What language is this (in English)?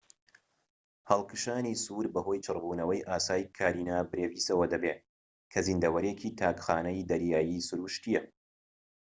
Central Kurdish